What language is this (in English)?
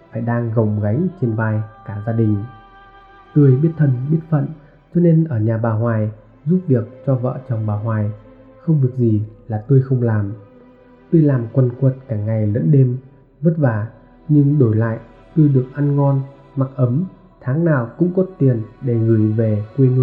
Vietnamese